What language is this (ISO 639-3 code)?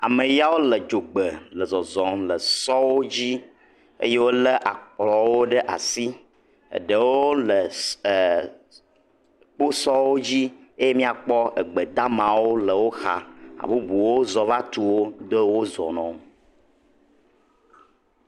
ewe